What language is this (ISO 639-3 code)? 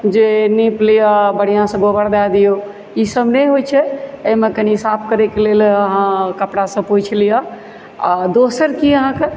mai